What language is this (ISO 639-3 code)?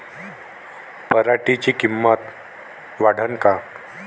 mar